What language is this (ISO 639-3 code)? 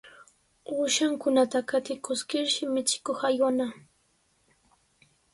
qws